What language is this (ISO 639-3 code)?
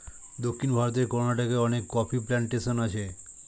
ben